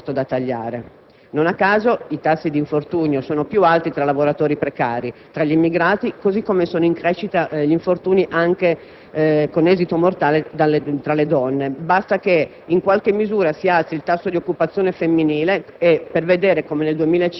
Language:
Italian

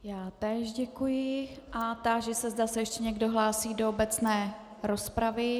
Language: Czech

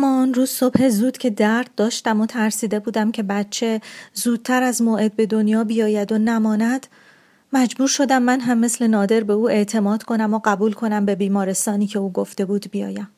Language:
Persian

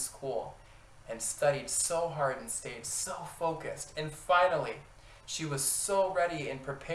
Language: English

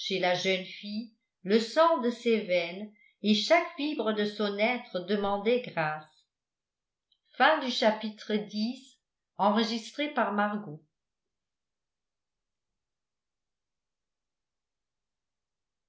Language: French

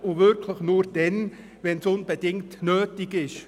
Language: Swiss German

